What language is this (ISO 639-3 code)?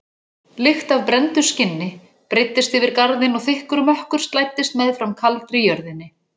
isl